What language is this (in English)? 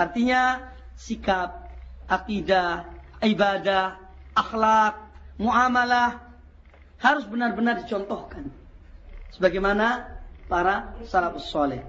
Indonesian